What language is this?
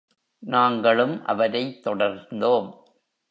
Tamil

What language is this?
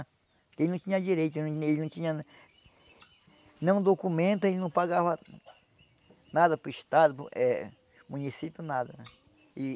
Portuguese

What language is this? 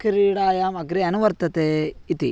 Sanskrit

